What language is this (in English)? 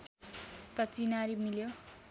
Nepali